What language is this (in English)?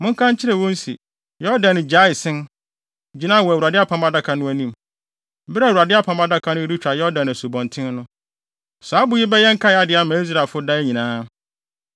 Akan